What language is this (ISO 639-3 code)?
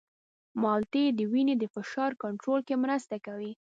pus